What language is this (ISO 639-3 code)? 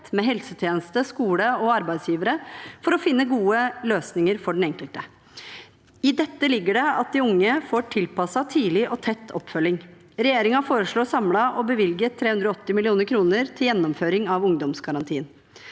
nor